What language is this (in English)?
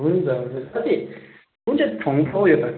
Nepali